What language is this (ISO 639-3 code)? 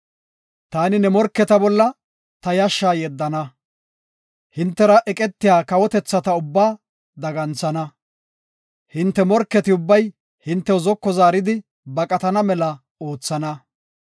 gof